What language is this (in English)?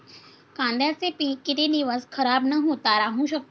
Marathi